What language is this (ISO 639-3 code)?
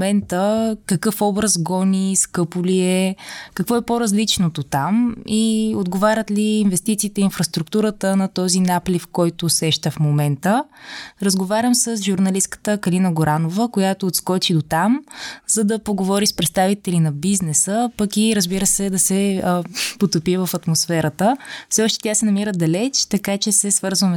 bul